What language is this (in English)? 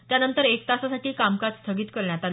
Marathi